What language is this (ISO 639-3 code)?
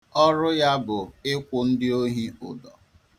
ibo